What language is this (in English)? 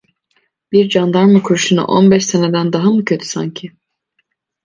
Turkish